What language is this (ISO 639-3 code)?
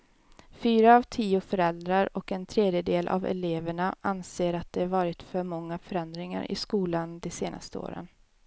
swe